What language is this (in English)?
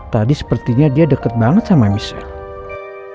Indonesian